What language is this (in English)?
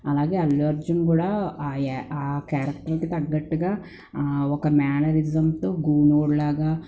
Telugu